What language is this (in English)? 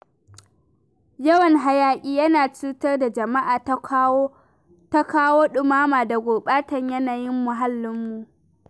Hausa